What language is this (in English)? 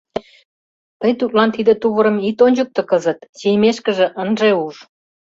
Mari